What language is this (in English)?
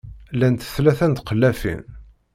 Kabyle